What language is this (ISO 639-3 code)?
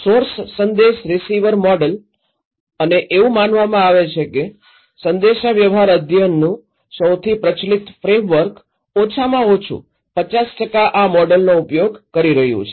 guj